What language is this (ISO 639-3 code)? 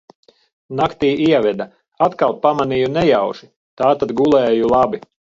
lav